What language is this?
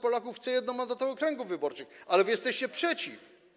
Polish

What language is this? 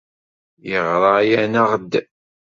Kabyle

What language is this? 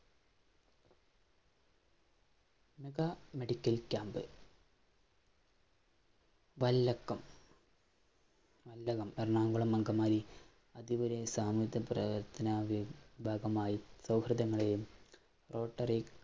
Malayalam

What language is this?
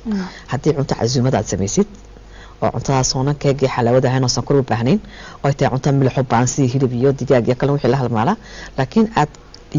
Arabic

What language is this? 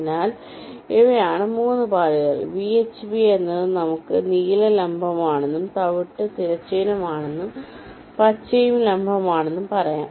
Malayalam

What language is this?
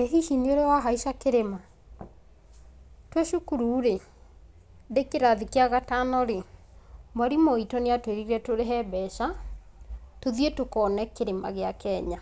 Kikuyu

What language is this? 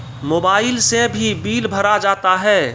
Maithili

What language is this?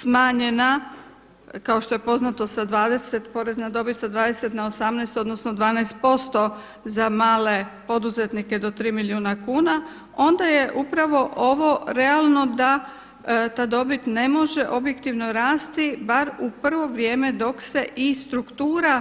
Croatian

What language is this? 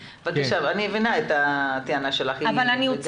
Hebrew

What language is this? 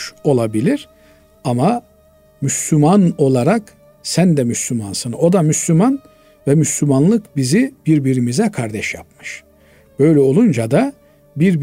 Turkish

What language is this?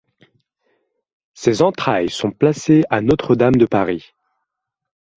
French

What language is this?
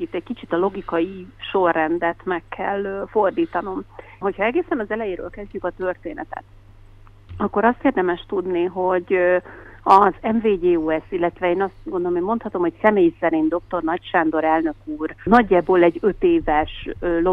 Hungarian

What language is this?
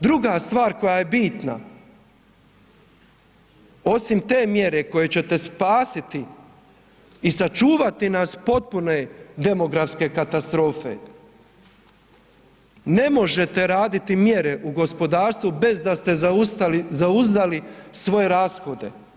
Croatian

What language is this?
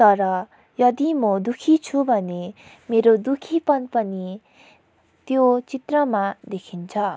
Nepali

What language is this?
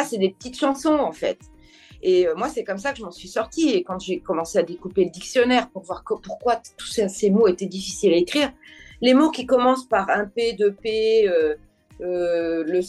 French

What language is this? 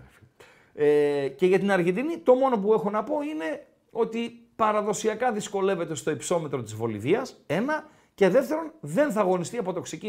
Greek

